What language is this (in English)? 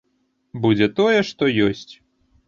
Belarusian